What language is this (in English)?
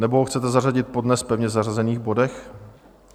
Czech